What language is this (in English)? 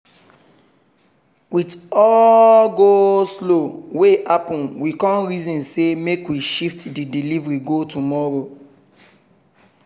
Nigerian Pidgin